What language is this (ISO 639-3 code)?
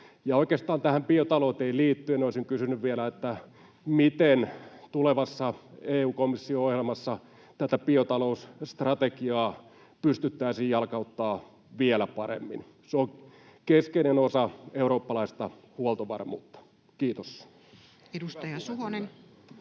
fin